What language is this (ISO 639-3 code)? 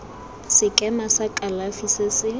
tsn